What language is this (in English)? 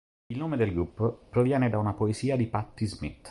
Italian